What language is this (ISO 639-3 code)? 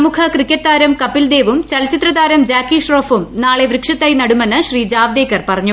mal